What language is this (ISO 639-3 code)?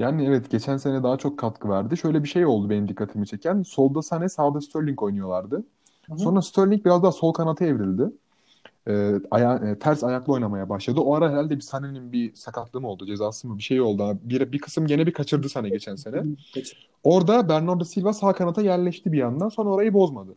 tur